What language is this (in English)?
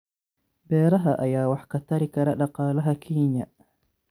Somali